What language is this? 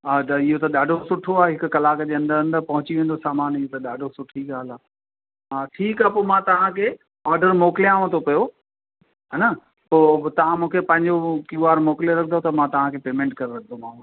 Sindhi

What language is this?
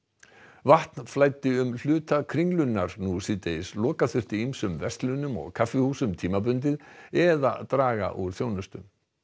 Icelandic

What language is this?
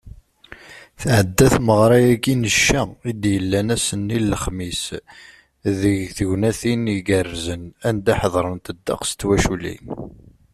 Kabyle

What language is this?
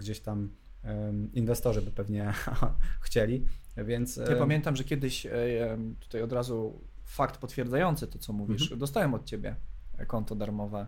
Polish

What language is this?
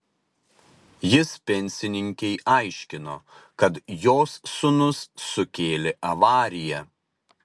Lithuanian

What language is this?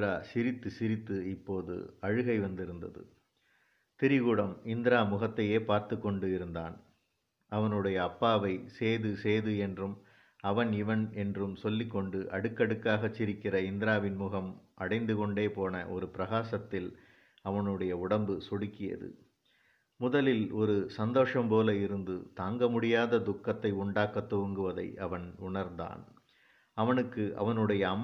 Tamil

